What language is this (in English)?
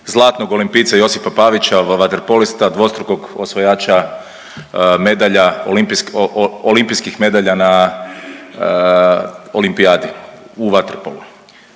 Croatian